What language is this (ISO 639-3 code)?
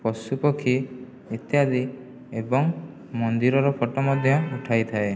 ori